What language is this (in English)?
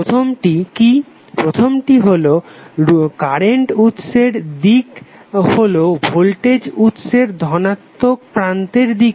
Bangla